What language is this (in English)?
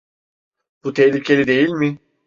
Turkish